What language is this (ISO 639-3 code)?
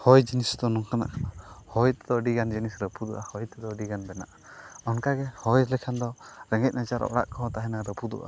sat